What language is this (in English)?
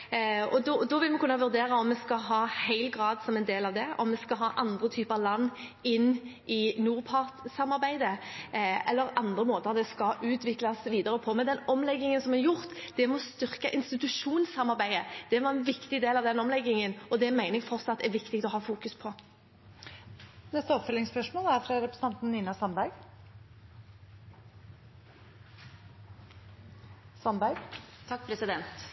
Norwegian Bokmål